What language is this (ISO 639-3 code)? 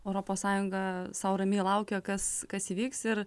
lit